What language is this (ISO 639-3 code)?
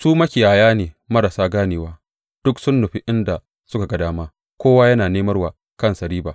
hau